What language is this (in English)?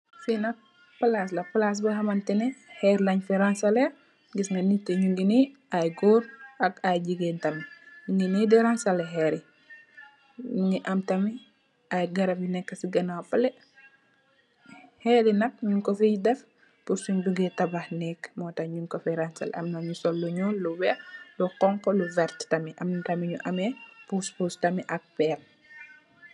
Wolof